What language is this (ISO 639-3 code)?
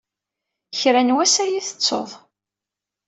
kab